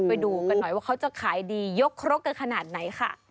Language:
Thai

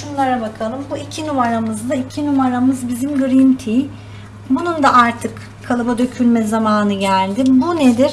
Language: Turkish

